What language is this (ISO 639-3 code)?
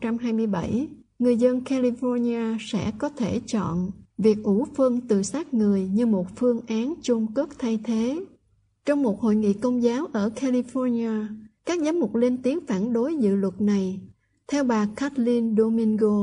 vie